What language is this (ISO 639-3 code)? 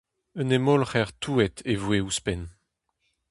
bre